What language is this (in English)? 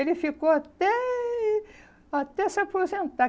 Portuguese